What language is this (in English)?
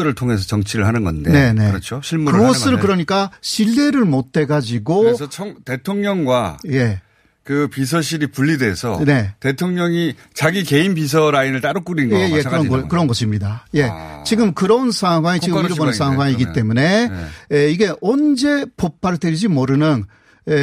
Korean